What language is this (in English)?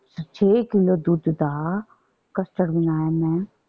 Punjabi